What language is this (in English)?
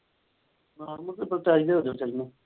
Punjabi